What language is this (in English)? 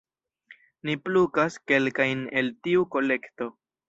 Esperanto